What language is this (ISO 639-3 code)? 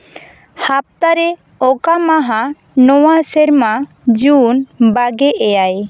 sat